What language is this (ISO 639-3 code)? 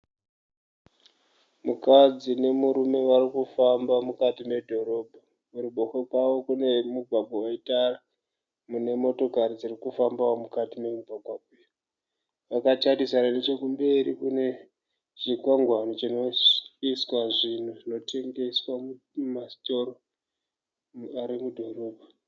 sna